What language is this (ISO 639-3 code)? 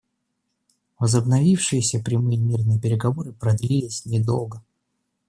rus